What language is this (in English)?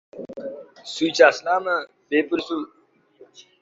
Uzbek